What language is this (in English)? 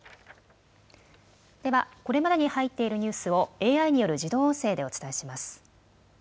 Japanese